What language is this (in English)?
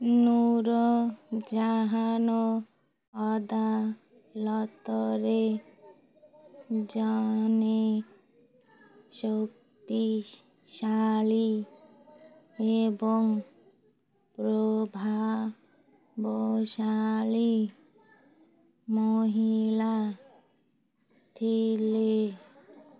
Odia